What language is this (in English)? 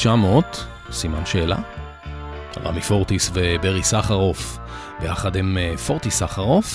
Hebrew